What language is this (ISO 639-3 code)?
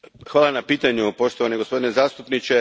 hrv